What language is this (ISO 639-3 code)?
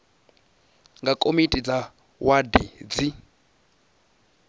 ven